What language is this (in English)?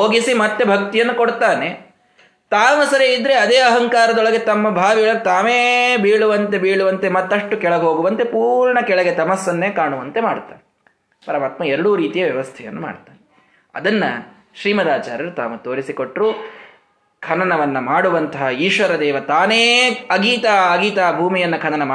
Kannada